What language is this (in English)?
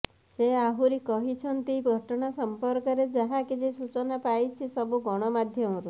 Odia